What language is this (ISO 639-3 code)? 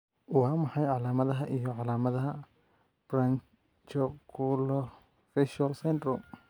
som